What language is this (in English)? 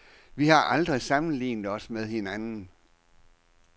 Danish